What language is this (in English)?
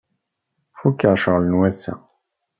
Kabyle